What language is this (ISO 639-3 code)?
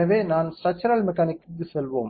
tam